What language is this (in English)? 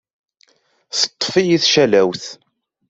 Kabyle